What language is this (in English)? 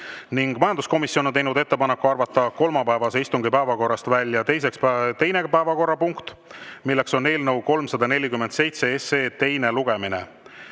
Estonian